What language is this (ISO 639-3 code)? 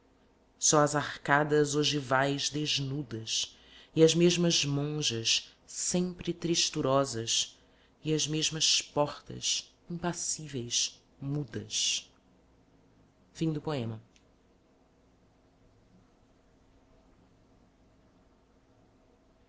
por